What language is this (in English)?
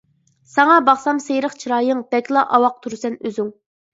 Uyghur